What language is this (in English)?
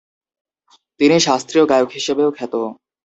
Bangla